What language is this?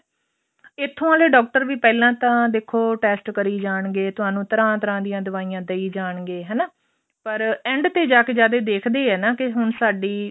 Punjabi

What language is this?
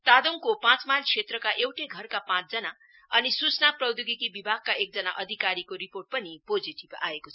Nepali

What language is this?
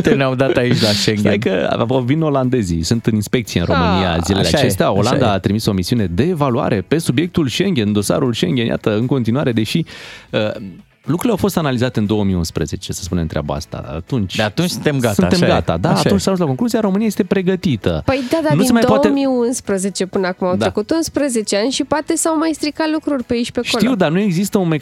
Romanian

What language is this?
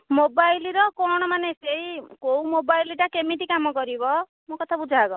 Odia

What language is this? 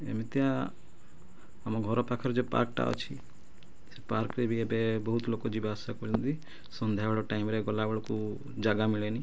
Odia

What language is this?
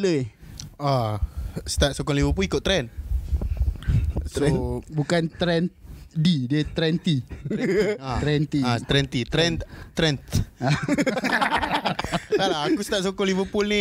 Malay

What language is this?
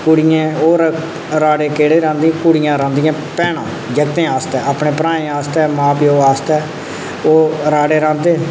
Dogri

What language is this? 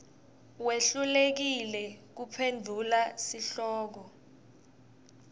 Swati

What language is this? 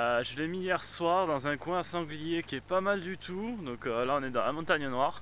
French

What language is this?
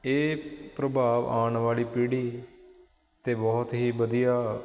Punjabi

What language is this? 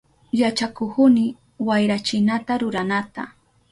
Southern Pastaza Quechua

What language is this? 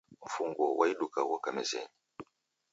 Taita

